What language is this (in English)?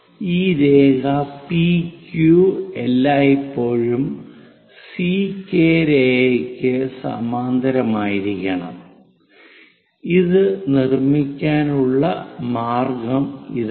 Malayalam